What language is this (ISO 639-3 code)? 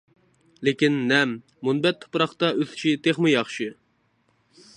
uig